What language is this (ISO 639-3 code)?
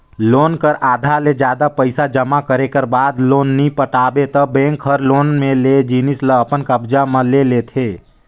hne